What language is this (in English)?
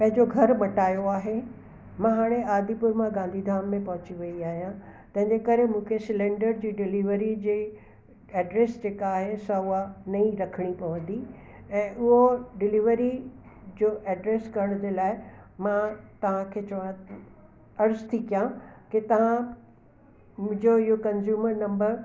Sindhi